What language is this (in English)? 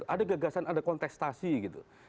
Indonesian